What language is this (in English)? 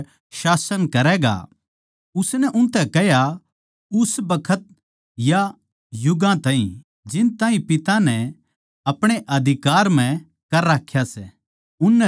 Haryanvi